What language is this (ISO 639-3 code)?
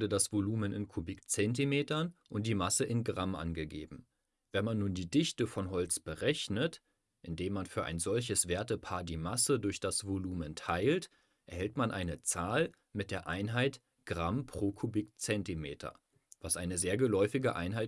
deu